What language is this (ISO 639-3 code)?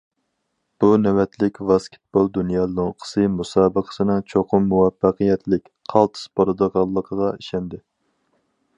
uig